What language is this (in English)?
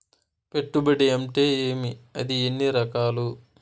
Telugu